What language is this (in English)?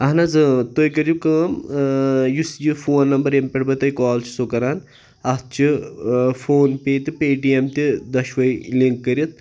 Kashmiri